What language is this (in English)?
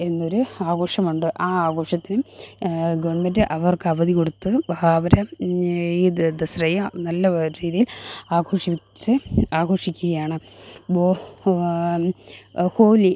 Malayalam